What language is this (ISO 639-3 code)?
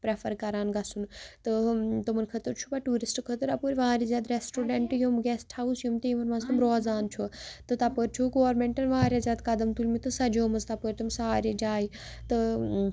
kas